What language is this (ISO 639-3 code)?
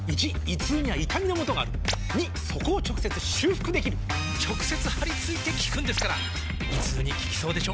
jpn